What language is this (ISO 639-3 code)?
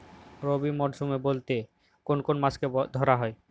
ben